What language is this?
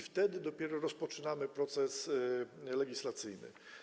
Polish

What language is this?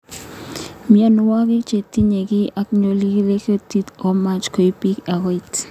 Kalenjin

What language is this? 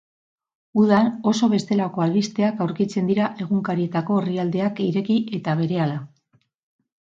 Basque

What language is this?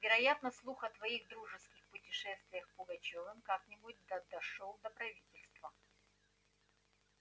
Russian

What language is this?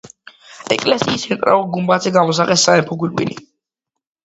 Georgian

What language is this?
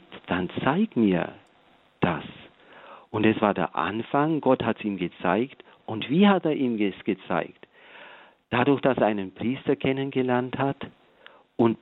German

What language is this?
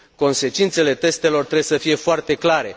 Romanian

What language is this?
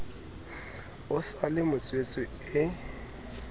Southern Sotho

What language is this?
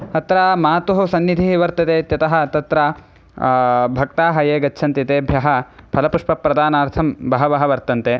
Sanskrit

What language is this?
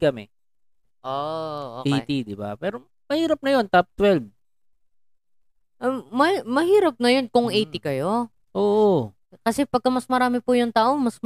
Filipino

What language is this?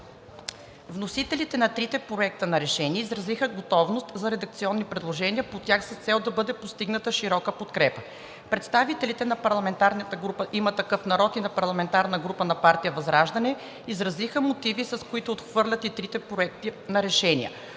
Bulgarian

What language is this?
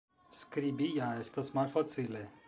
Esperanto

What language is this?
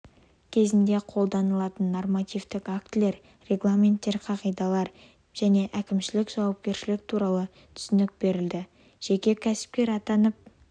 Kazakh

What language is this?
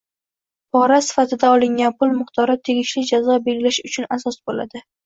Uzbek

